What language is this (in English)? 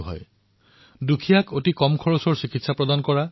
Assamese